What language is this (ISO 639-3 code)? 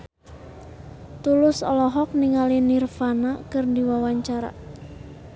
sun